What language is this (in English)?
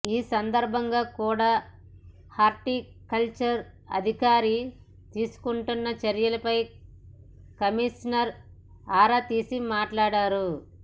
Telugu